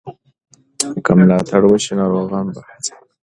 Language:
Pashto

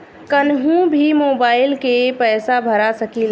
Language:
Bhojpuri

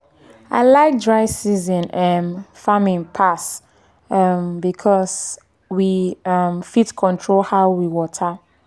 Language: Nigerian Pidgin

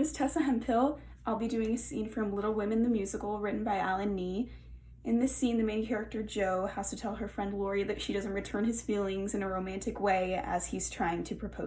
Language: English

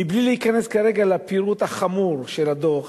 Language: Hebrew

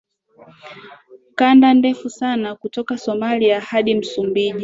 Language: Swahili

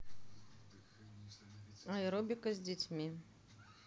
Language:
Russian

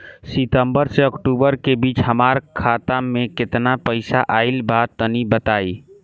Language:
Bhojpuri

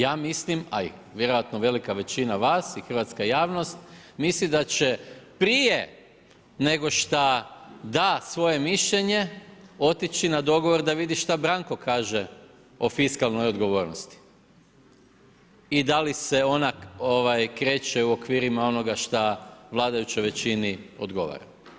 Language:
Croatian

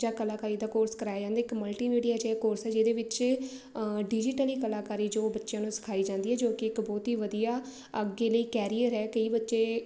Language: Punjabi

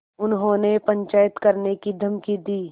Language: Hindi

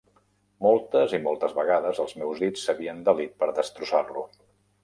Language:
Catalan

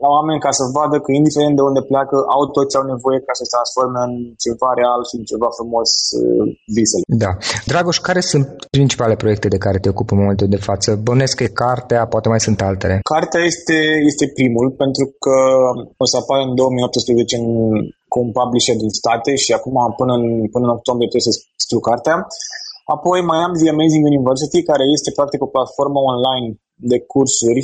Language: Romanian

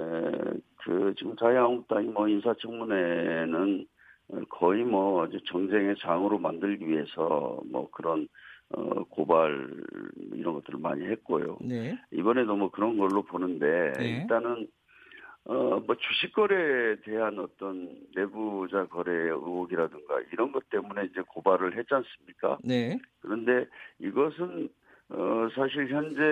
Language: Korean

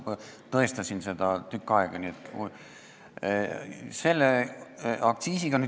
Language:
Estonian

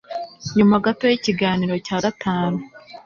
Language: Kinyarwanda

